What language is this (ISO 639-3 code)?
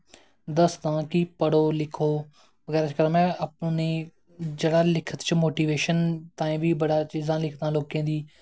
doi